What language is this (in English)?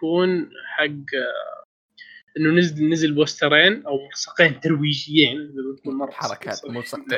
Arabic